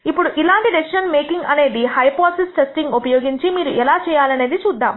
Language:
Telugu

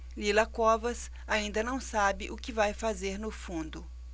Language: Portuguese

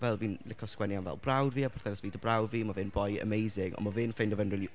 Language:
Welsh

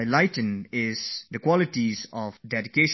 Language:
English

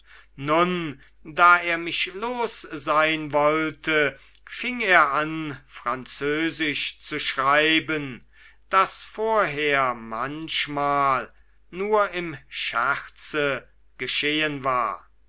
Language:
German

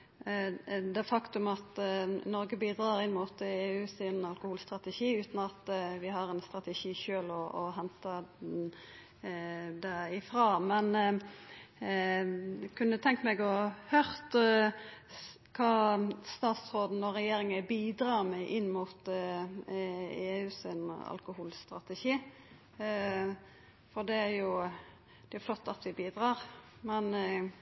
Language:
Norwegian Nynorsk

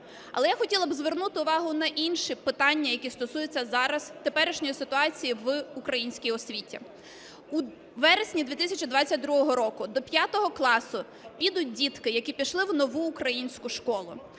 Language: Ukrainian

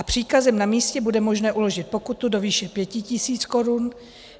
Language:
Czech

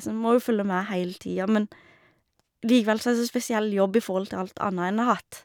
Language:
Norwegian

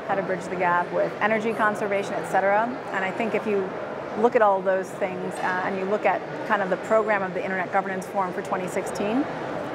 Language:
English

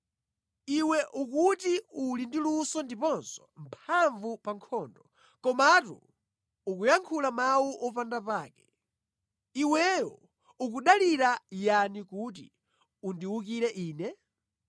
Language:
Nyanja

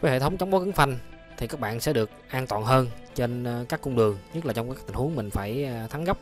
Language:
Vietnamese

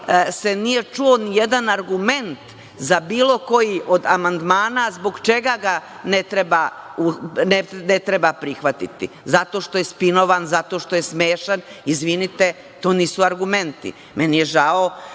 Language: Serbian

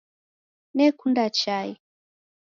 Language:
Taita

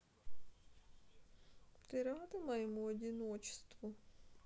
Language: Russian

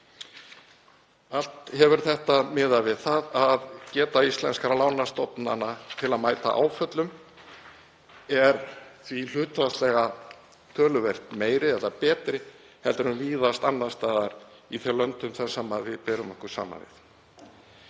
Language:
Icelandic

